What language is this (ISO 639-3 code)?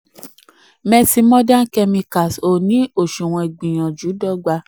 yor